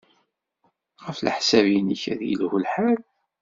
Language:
Kabyle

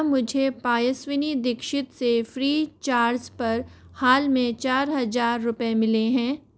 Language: Hindi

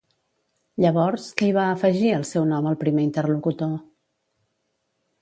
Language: Catalan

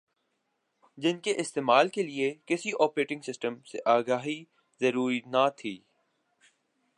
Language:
Urdu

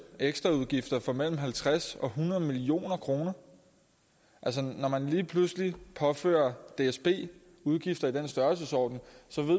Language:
Danish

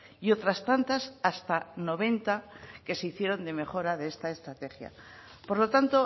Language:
Spanish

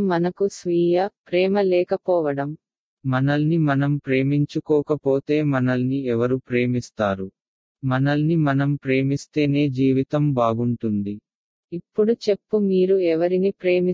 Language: Tamil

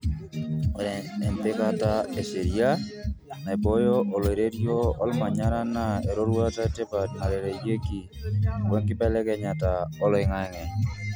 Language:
Masai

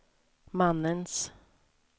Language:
Swedish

